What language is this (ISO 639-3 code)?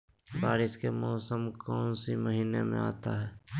mag